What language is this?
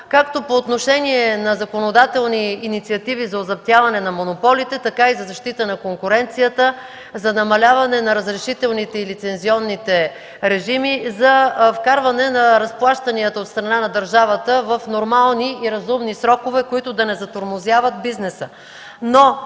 Bulgarian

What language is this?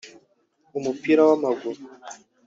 Kinyarwanda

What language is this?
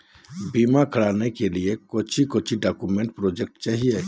Magahi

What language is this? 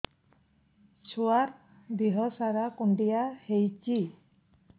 Odia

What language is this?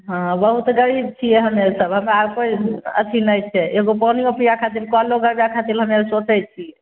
Maithili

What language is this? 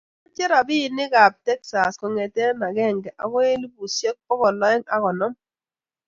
Kalenjin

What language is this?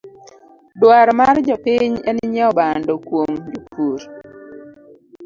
Luo (Kenya and Tanzania)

